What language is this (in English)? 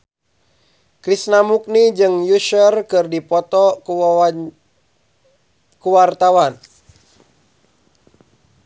Sundanese